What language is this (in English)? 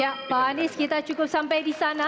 Indonesian